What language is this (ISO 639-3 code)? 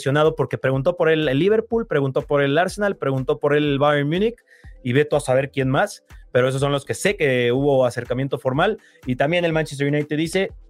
spa